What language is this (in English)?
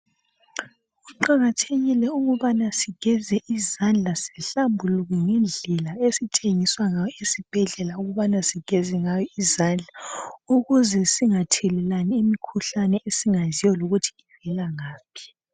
North Ndebele